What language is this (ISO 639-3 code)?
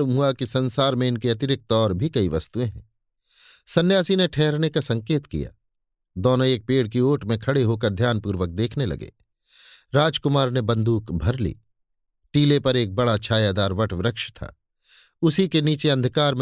hin